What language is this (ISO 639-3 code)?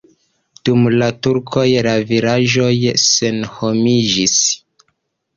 epo